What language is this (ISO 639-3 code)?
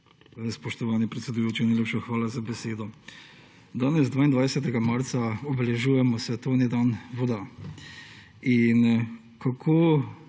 slv